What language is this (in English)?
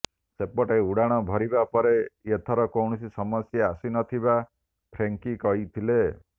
Odia